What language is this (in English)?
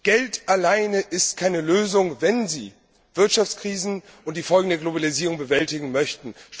German